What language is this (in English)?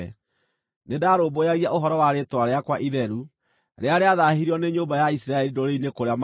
Kikuyu